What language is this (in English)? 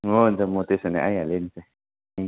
Nepali